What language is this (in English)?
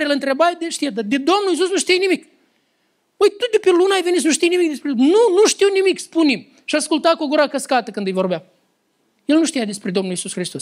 Romanian